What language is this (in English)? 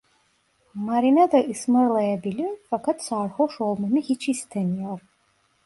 Turkish